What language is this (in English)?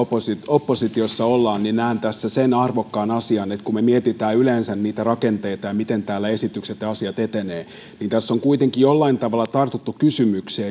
Finnish